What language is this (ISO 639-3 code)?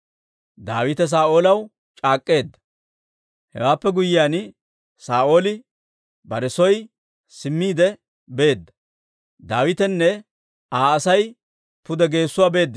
dwr